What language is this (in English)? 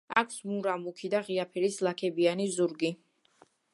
Georgian